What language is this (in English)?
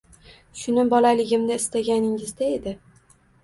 Uzbek